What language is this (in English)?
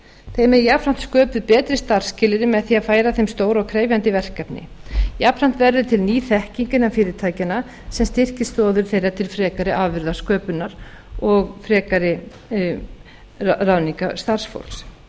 Icelandic